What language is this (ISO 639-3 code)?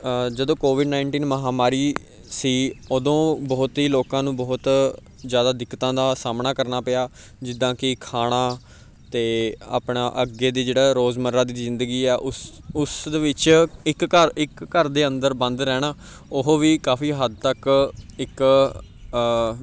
pan